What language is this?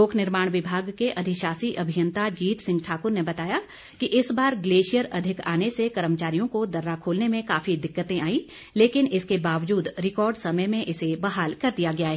Hindi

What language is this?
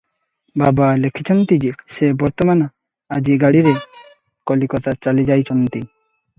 Odia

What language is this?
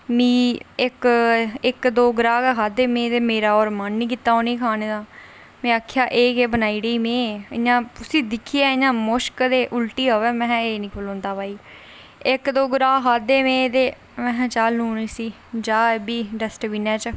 Dogri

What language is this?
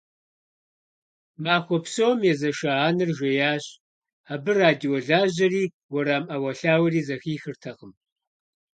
Kabardian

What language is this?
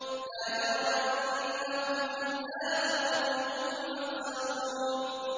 Arabic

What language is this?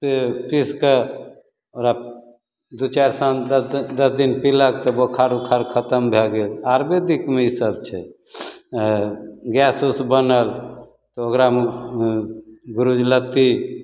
Maithili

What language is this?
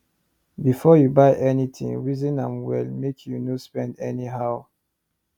Nigerian Pidgin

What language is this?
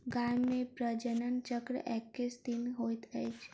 Maithili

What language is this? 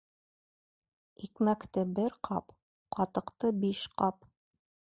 Bashkir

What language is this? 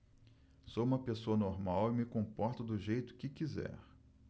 Portuguese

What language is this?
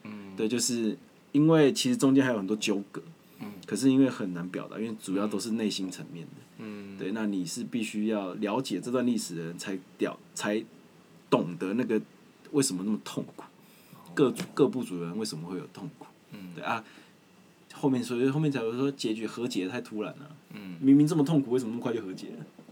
Chinese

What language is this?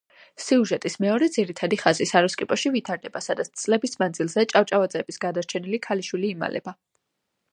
Georgian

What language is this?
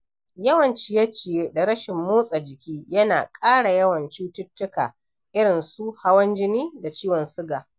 Hausa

